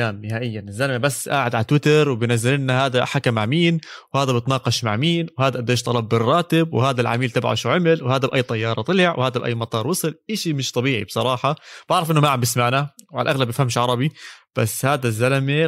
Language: Arabic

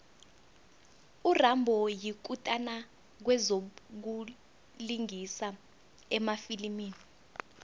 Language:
South Ndebele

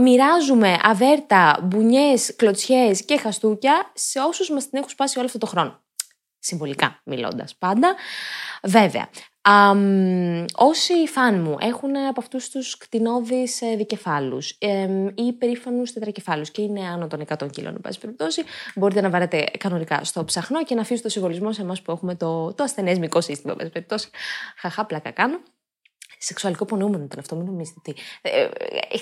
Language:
Greek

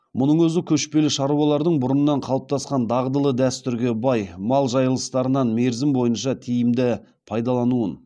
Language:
Kazakh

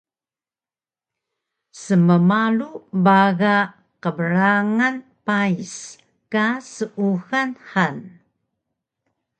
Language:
Taroko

